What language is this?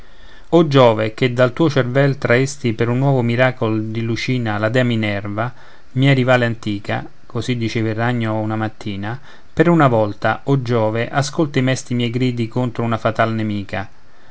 Italian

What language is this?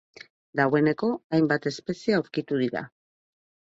Basque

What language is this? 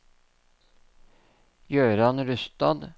Norwegian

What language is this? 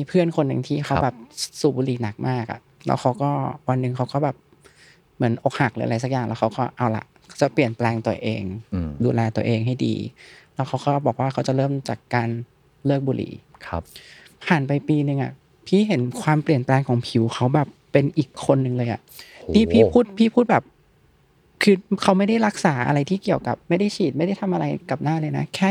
Thai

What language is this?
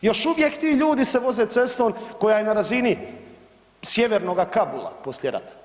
Croatian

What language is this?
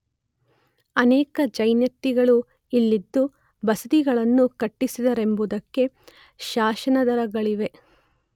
Kannada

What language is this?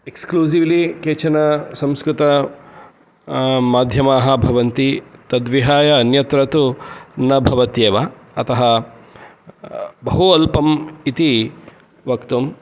Sanskrit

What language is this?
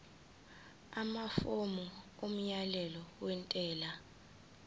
Zulu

